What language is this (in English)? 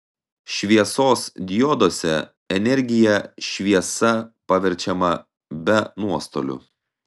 Lithuanian